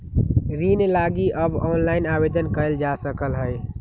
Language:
Magahi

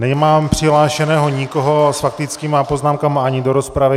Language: Czech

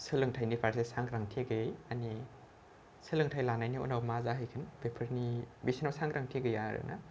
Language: Bodo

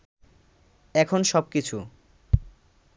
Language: Bangla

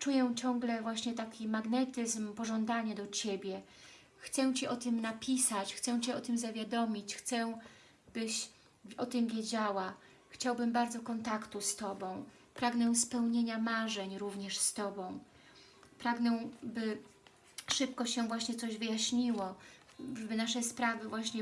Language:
Polish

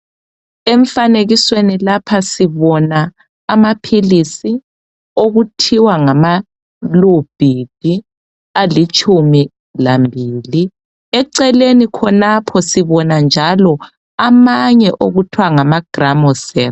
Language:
North Ndebele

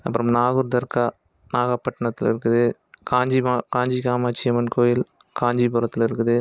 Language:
Tamil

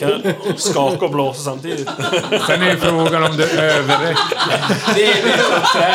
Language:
Swedish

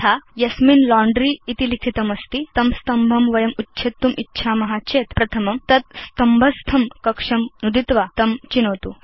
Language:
Sanskrit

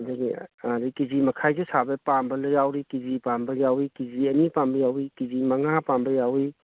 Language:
Manipuri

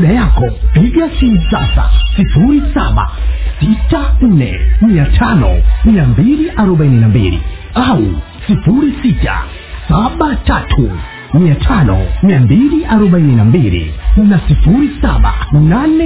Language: Swahili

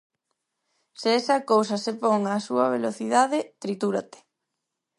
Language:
Galician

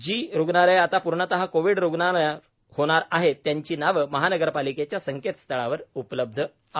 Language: Marathi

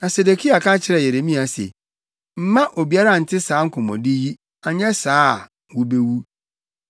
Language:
Akan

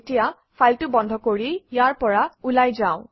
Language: Assamese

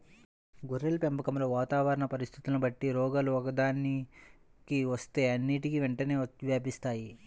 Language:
Telugu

